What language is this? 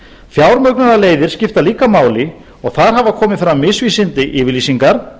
Icelandic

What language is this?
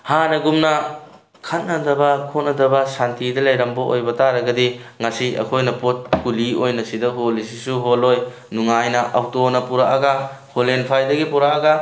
Manipuri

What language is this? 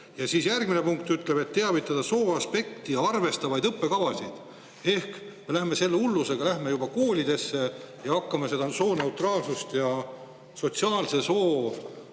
Estonian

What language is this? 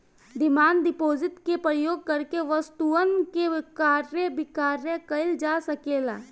Bhojpuri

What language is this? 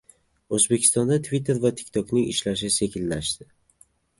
Uzbek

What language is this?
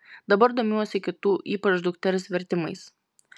Lithuanian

